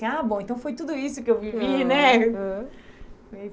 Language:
Portuguese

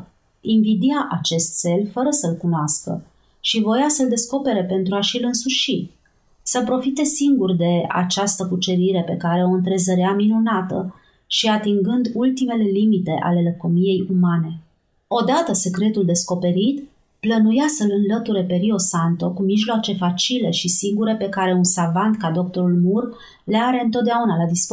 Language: Romanian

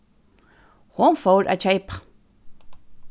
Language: Faroese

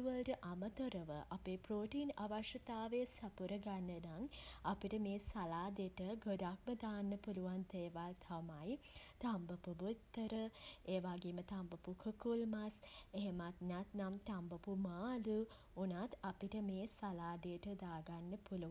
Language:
Sinhala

